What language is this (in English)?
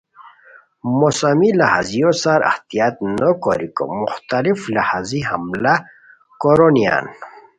Khowar